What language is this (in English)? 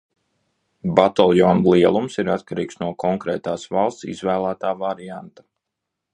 Latvian